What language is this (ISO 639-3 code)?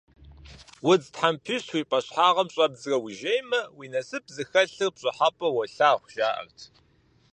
kbd